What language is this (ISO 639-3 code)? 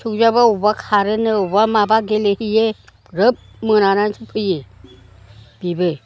brx